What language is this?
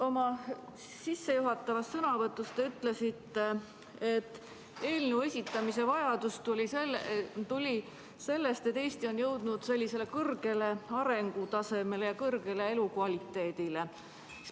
Estonian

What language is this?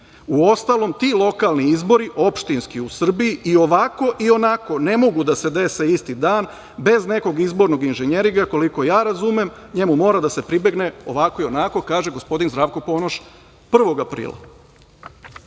Serbian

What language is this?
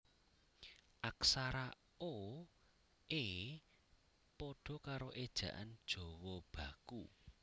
Javanese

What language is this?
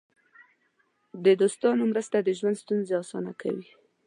Pashto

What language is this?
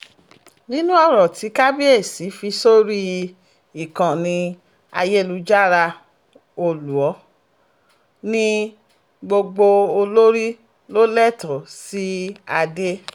Yoruba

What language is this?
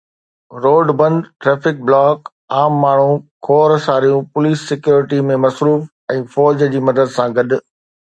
Sindhi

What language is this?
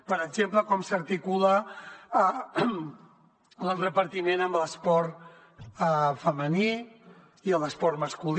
Catalan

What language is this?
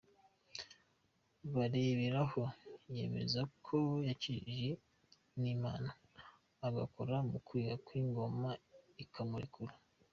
Kinyarwanda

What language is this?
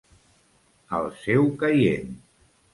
Catalan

